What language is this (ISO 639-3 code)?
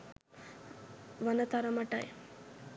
sin